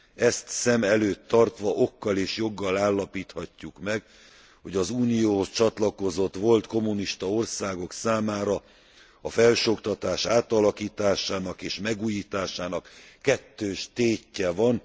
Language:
Hungarian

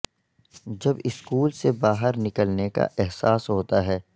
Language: Urdu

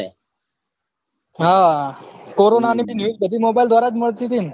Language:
Gujarati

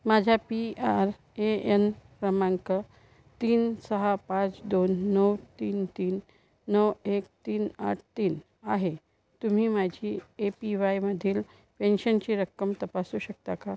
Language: Marathi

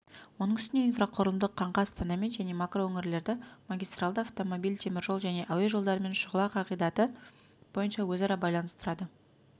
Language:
Kazakh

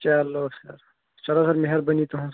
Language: Kashmiri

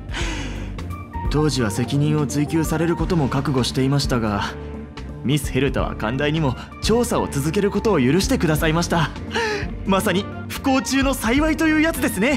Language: Japanese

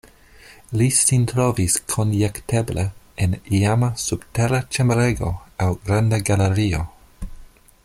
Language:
Esperanto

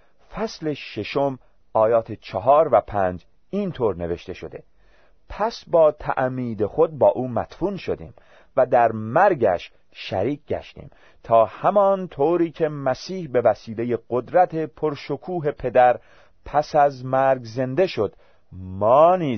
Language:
Persian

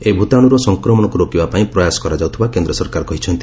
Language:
Odia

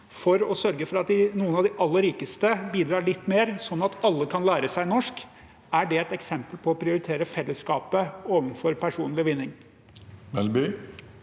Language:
Norwegian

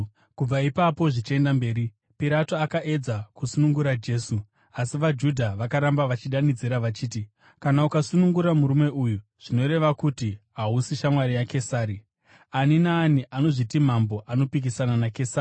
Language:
Shona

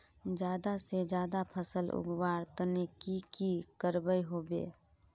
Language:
Magahi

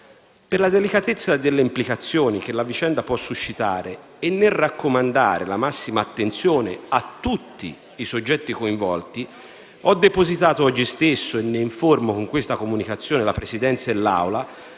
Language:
Italian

